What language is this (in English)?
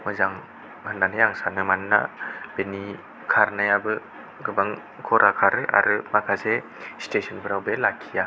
Bodo